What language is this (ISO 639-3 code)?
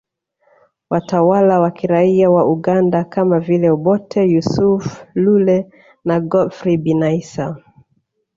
swa